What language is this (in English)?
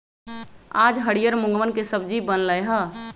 Magahi